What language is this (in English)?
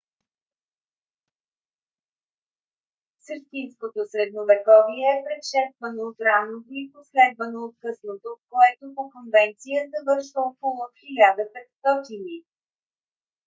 Bulgarian